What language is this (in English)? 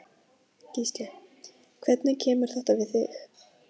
Icelandic